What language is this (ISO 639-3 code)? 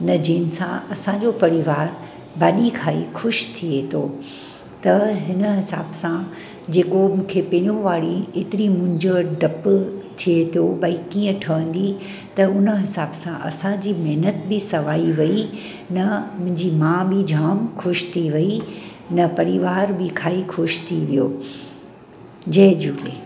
snd